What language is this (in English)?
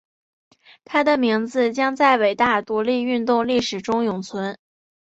Chinese